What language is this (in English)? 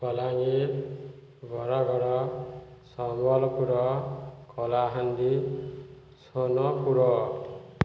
Odia